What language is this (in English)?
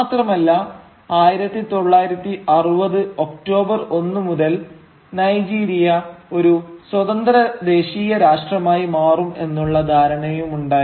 Malayalam